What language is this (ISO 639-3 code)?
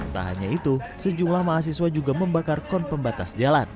ind